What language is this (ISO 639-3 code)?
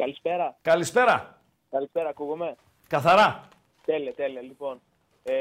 ell